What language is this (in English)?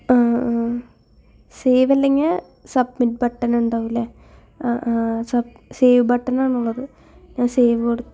Malayalam